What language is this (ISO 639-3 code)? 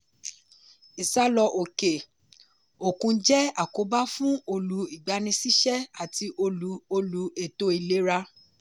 yor